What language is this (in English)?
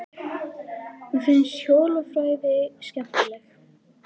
Icelandic